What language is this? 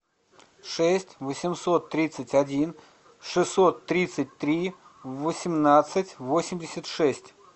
Russian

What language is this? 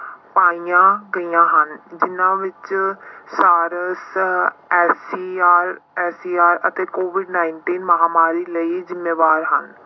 Punjabi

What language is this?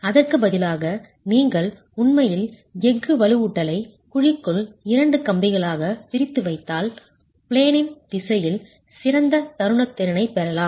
Tamil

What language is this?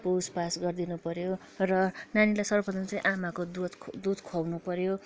Nepali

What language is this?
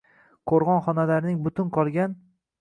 Uzbek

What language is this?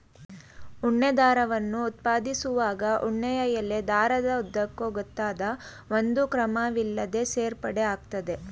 Kannada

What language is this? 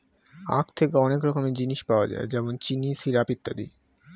Bangla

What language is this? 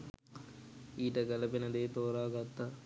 Sinhala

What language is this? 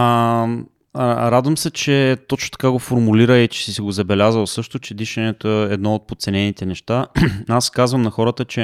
Bulgarian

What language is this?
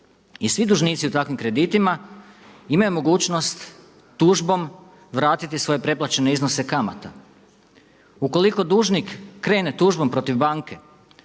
Croatian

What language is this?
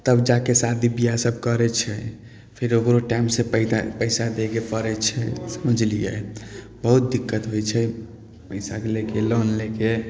Maithili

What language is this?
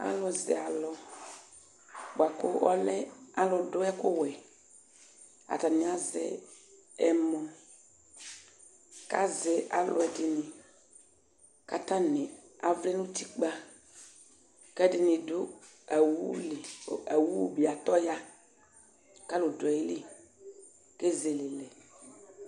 Ikposo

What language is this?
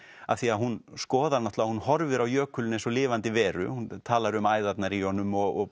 Icelandic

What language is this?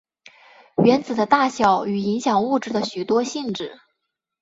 Chinese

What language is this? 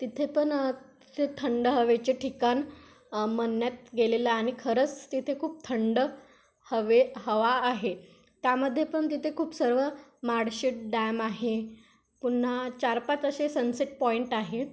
Marathi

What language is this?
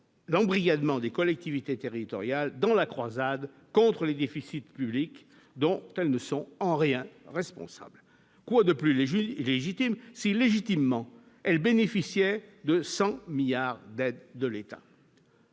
French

